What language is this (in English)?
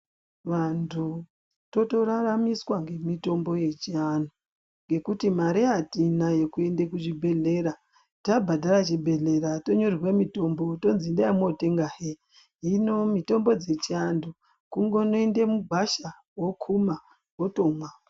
Ndau